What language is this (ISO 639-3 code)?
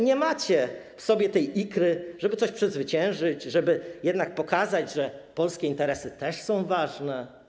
pol